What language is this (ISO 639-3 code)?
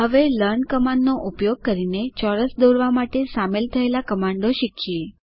guj